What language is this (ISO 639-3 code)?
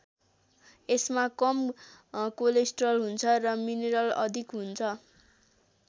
nep